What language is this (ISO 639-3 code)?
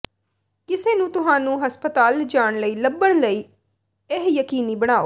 pan